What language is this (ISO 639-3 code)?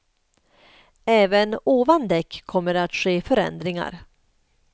swe